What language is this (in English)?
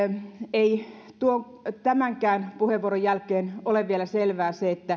Finnish